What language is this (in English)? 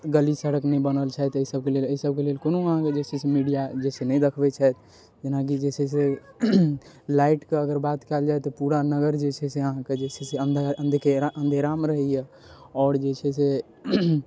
Maithili